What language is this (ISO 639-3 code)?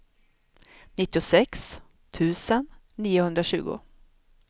swe